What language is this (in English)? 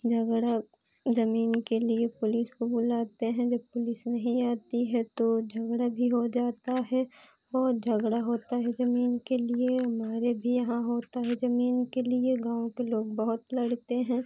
Hindi